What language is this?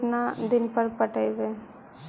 Magahi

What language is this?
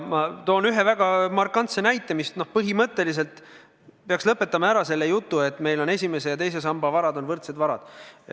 Estonian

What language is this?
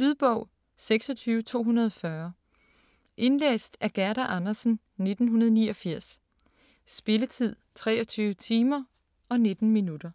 Danish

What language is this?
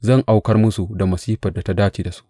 Hausa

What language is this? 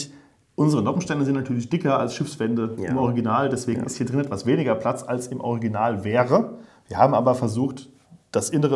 German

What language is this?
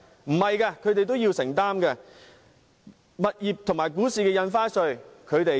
Cantonese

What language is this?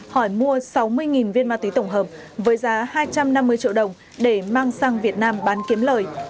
Vietnamese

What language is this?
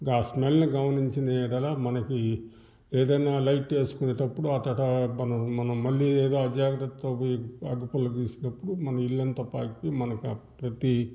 Telugu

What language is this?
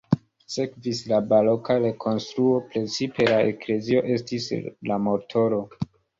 Esperanto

